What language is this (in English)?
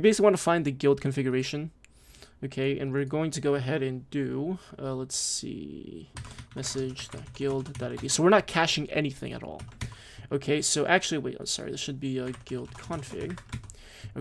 English